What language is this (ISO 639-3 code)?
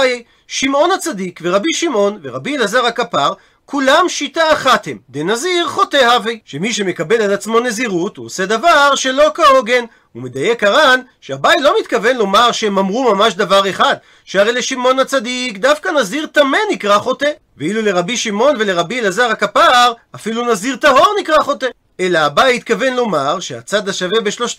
heb